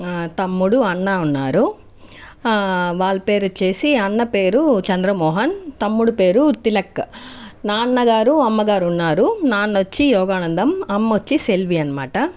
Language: Telugu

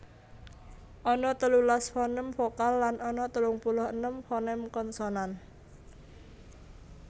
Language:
Javanese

